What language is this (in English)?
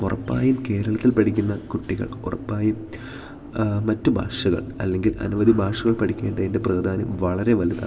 Malayalam